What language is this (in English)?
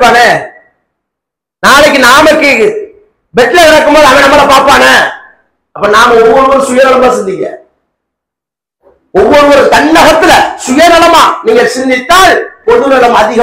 Tamil